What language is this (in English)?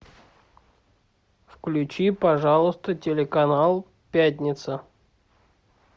Russian